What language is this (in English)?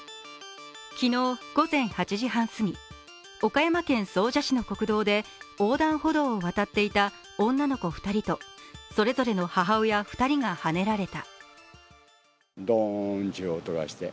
Japanese